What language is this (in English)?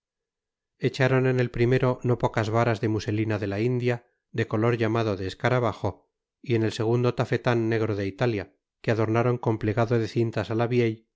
Spanish